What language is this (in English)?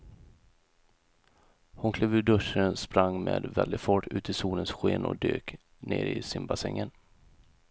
Swedish